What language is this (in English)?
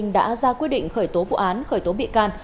Vietnamese